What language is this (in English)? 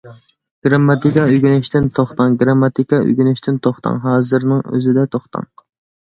Uyghur